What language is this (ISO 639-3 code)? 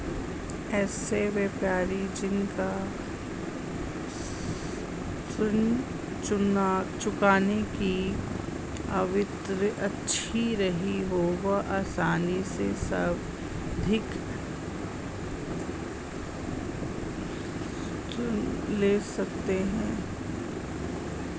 hin